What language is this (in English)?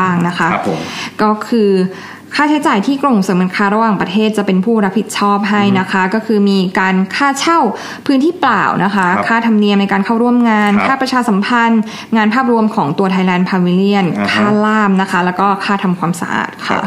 Thai